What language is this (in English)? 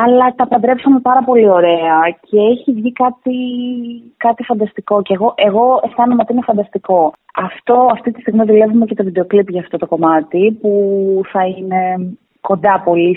Greek